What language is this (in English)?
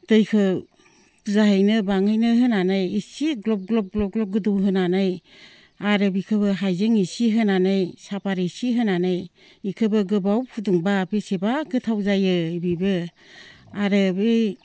Bodo